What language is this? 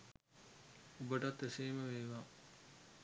Sinhala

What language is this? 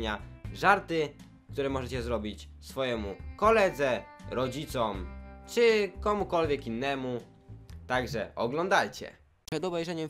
Polish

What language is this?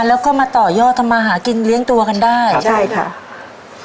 Thai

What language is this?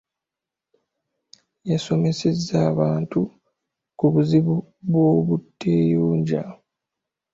Ganda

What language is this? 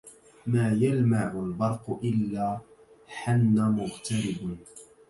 Arabic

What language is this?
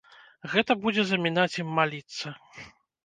Belarusian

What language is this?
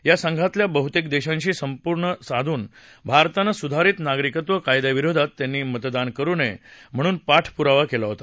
Marathi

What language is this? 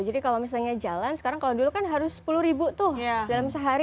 Indonesian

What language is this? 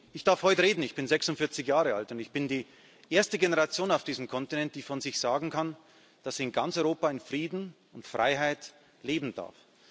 German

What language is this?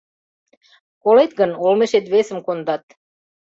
Mari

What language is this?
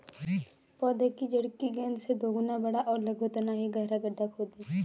Hindi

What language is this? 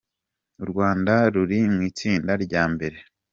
Kinyarwanda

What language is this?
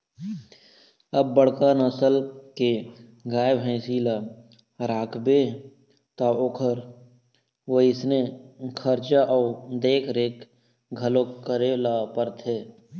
Chhattisgarhi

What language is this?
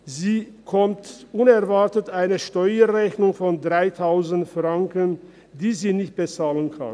Swiss German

